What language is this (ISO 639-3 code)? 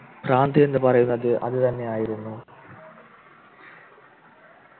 mal